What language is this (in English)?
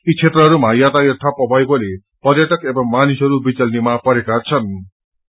Nepali